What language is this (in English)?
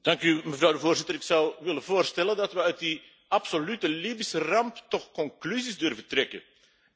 Dutch